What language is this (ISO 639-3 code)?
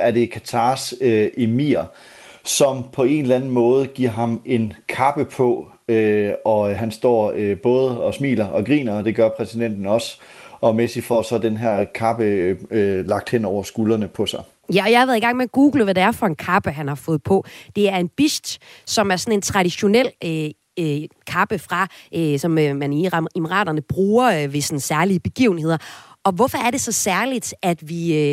dan